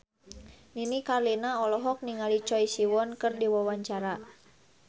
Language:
Sundanese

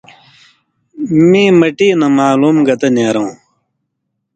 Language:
Indus Kohistani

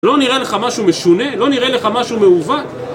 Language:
Hebrew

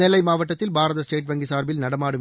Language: Tamil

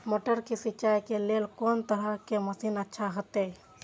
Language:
Maithili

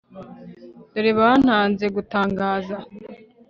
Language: Kinyarwanda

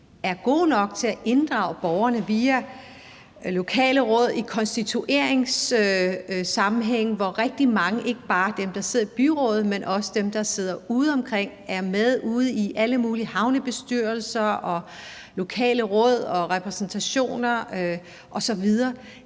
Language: Danish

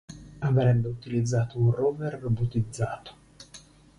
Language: Italian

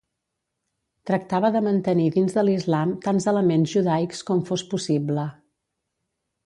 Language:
Catalan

